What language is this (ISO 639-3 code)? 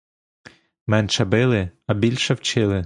ukr